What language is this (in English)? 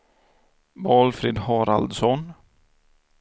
Swedish